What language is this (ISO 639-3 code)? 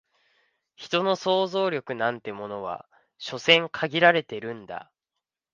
jpn